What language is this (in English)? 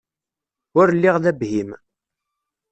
Kabyle